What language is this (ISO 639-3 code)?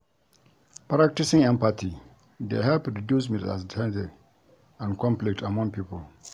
pcm